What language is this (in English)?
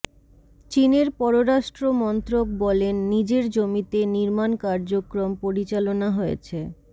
Bangla